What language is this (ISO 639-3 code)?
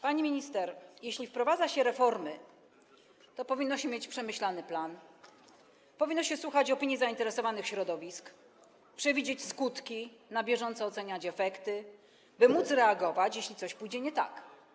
pol